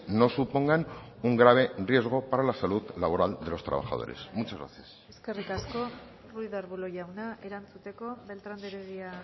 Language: Spanish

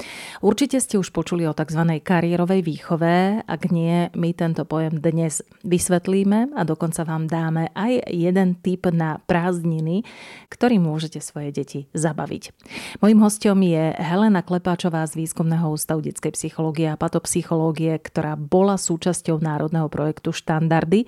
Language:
Slovak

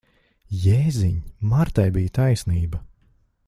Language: Latvian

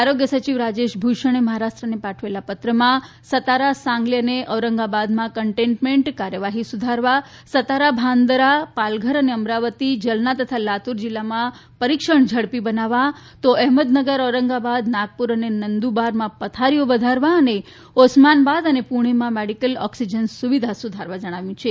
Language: Gujarati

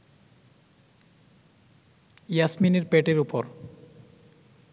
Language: Bangla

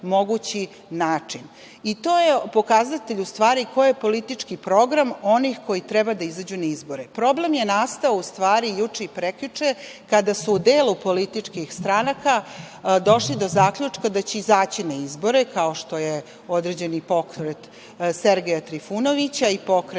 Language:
Serbian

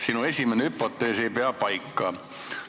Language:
Estonian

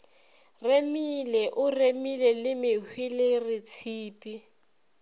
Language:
Northern Sotho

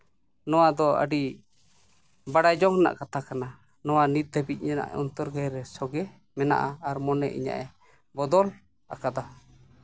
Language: Santali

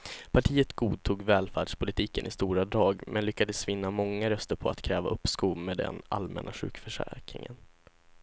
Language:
Swedish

